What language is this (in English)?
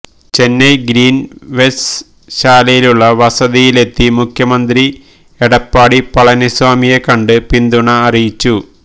Malayalam